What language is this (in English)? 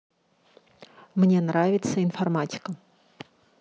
Russian